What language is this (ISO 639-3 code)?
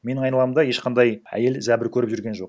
kaz